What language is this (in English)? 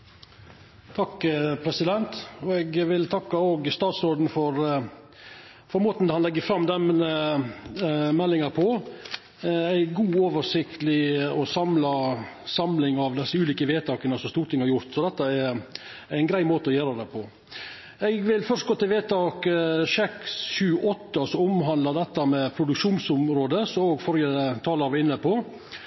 Norwegian Nynorsk